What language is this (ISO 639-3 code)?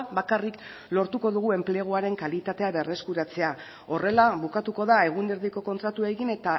eus